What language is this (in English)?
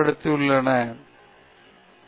Tamil